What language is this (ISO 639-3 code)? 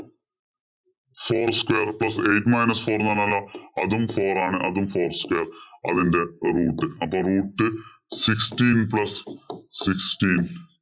mal